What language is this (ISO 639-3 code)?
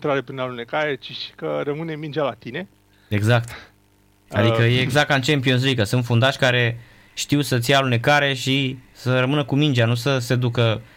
ron